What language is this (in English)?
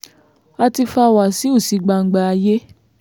Yoruba